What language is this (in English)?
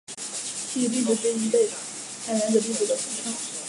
Chinese